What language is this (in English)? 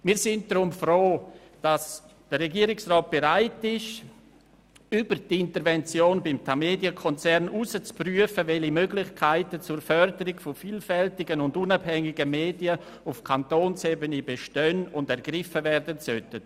Swiss German